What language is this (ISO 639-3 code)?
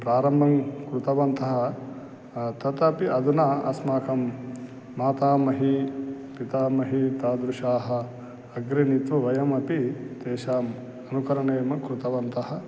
san